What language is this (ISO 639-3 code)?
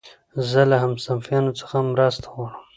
pus